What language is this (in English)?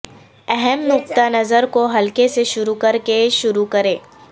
Urdu